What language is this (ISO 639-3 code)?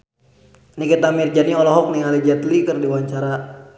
sun